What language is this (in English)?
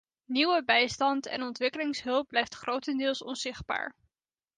Dutch